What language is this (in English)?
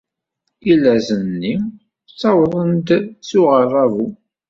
Kabyle